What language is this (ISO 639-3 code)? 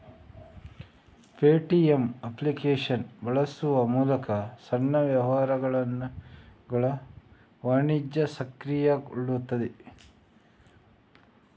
kan